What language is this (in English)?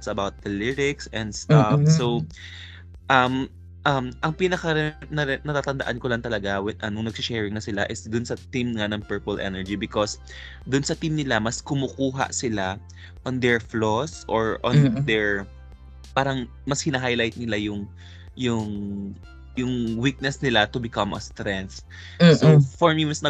Filipino